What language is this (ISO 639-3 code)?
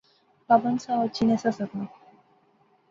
phr